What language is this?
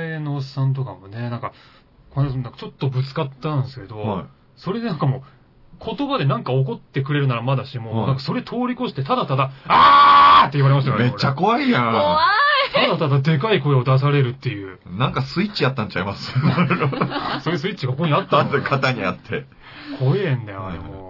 Japanese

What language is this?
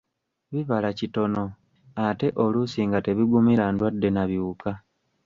Ganda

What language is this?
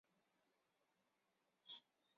Chinese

